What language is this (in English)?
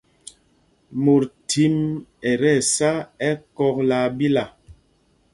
Mpumpong